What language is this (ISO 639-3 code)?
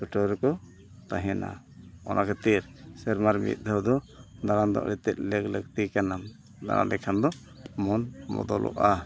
sat